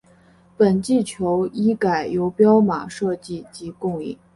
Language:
Chinese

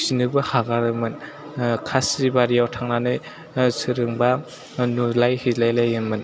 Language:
Bodo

